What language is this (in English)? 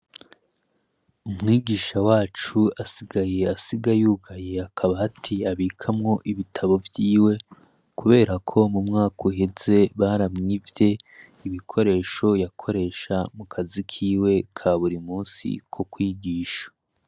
Rundi